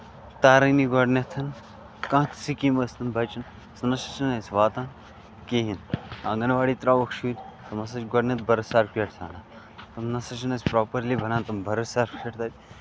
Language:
Kashmiri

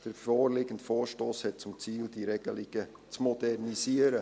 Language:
Swiss German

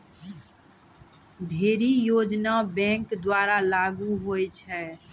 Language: Maithili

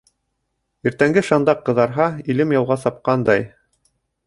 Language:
Bashkir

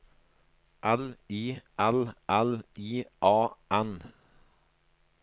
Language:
Norwegian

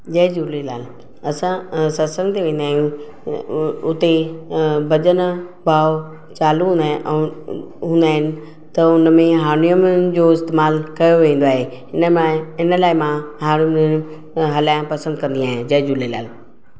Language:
Sindhi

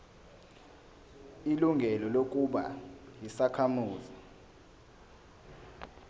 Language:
Zulu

